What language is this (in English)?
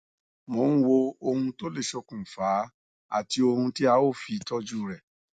Yoruba